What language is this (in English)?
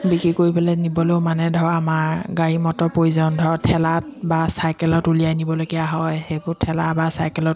Assamese